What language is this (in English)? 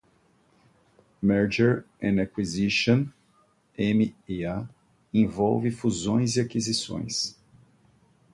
Portuguese